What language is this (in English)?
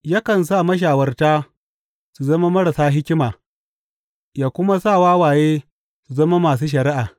Hausa